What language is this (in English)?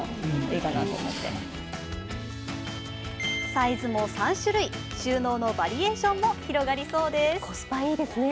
Japanese